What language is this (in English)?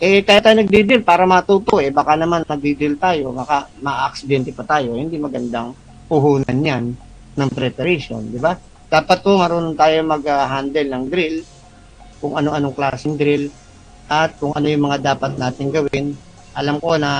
Filipino